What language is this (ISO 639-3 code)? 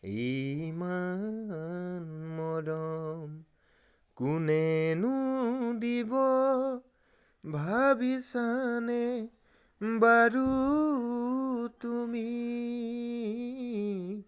asm